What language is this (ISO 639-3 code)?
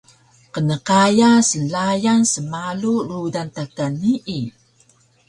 trv